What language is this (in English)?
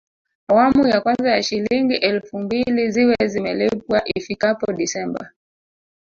Swahili